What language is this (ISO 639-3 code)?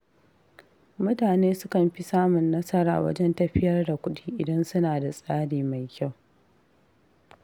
hau